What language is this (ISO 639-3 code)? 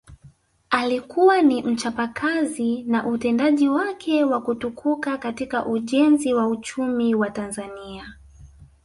swa